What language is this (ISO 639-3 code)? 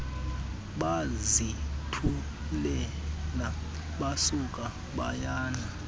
xho